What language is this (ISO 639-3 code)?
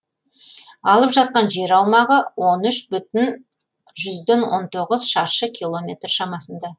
kaz